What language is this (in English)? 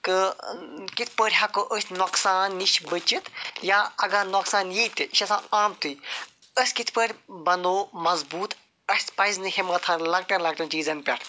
Kashmiri